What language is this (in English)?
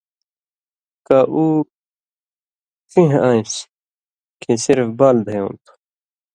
Indus Kohistani